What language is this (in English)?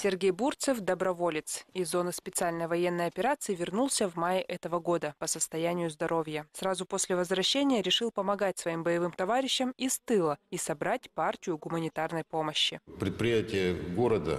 Russian